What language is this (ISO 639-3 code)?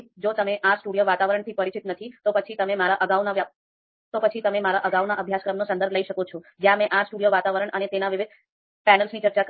guj